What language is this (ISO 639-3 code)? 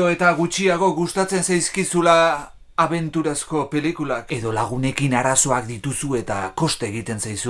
spa